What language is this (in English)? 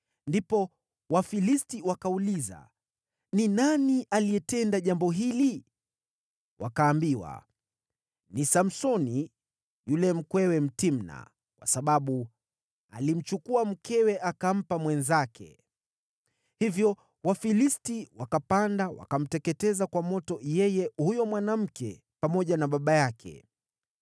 Swahili